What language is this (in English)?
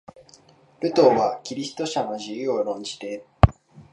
Japanese